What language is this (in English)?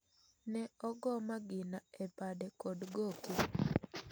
Luo (Kenya and Tanzania)